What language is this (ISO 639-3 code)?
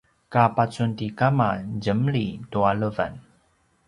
pwn